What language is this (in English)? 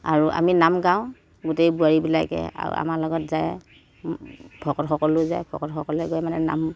Assamese